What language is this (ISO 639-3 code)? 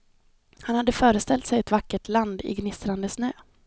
swe